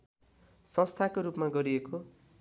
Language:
Nepali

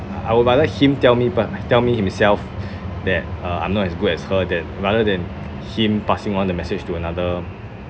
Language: English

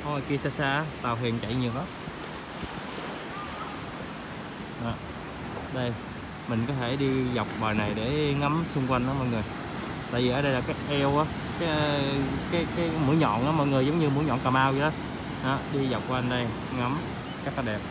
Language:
Vietnamese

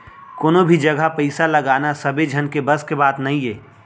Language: Chhattisgarhi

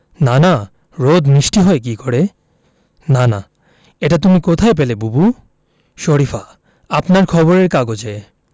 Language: Bangla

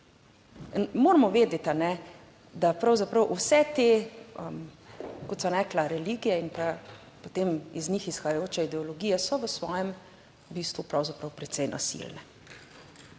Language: Slovenian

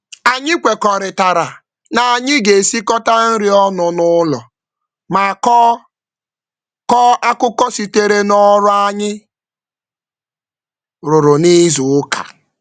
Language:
Igbo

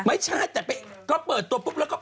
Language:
Thai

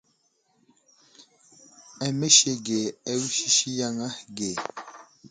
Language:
Wuzlam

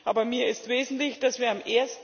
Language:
German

